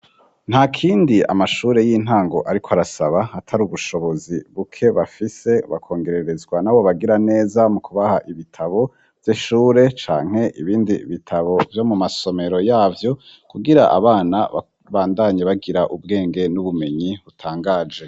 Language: Rundi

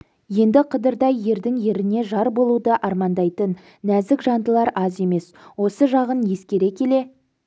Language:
Kazakh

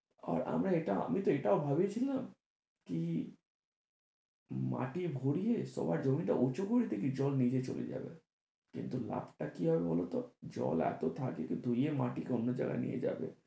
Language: Bangla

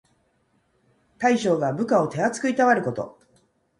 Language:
Japanese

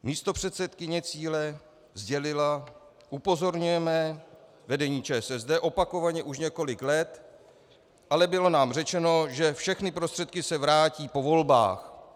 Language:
Czech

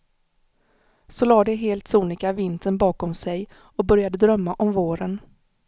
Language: Swedish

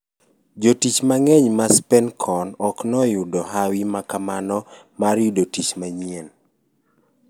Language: Luo (Kenya and Tanzania)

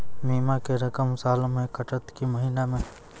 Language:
Maithili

